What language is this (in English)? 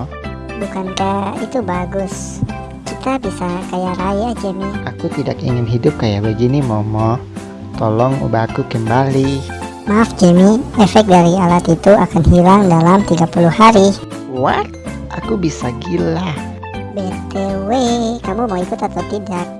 Indonesian